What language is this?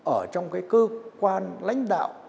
Vietnamese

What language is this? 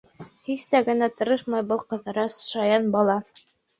Bashkir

